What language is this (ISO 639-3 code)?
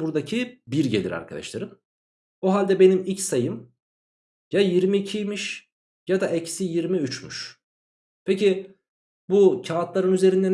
tur